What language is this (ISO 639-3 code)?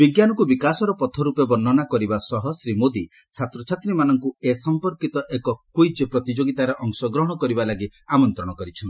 ori